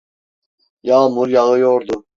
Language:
Turkish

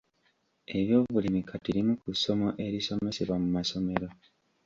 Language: Ganda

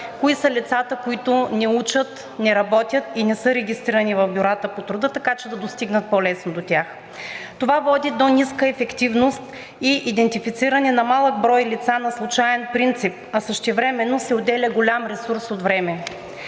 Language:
Bulgarian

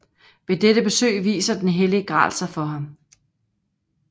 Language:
Danish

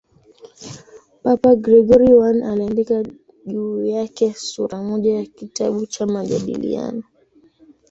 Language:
Swahili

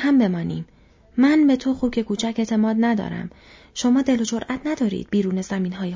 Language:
Persian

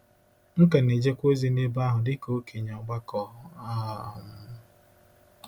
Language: Igbo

